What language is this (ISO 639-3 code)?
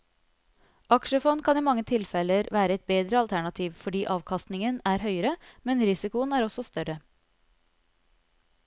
nor